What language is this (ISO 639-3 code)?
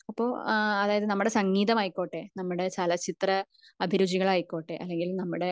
mal